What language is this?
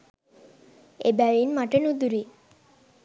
Sinhala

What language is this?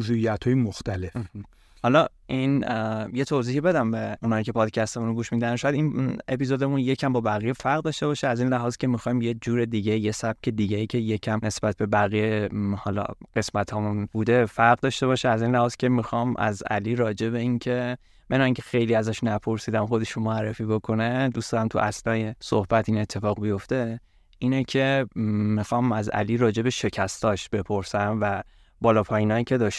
Persian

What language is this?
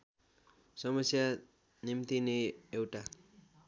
Nepali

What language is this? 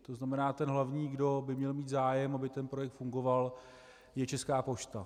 Czech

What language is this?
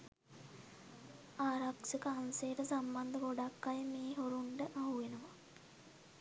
Sinhala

